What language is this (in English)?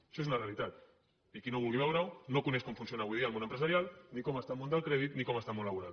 Catalan